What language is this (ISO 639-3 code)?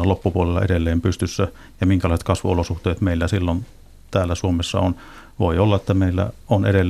fin